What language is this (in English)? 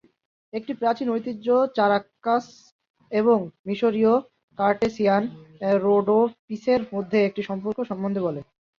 Bangla